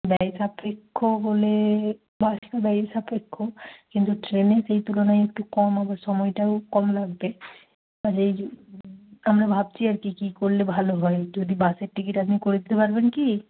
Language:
Bangla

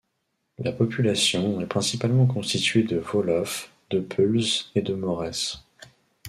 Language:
French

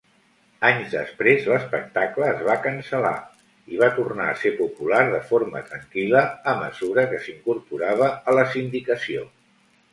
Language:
Catalan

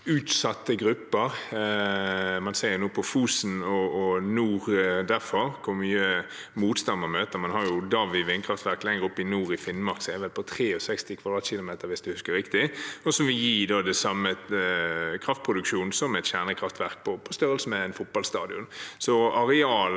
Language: Norwegian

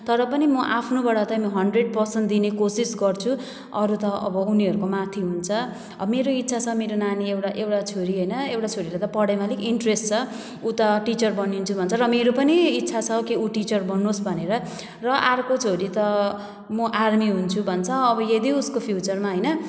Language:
Nepali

